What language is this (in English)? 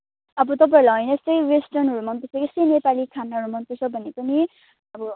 Nepali